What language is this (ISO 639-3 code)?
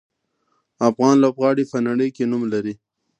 pus